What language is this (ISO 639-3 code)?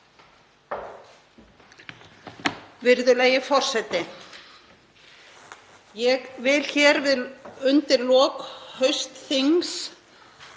isl